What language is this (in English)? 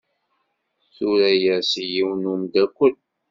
Kabyle